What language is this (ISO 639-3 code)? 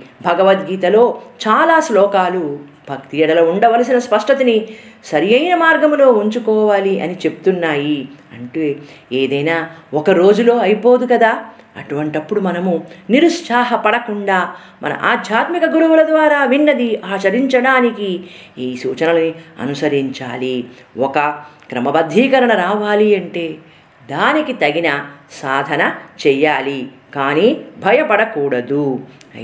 tel